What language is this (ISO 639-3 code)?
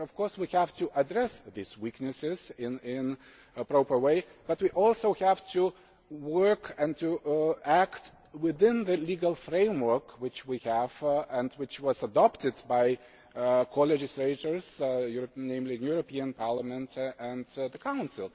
eng